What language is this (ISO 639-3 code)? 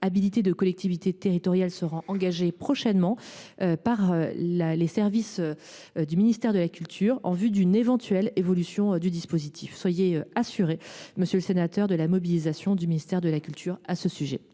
fra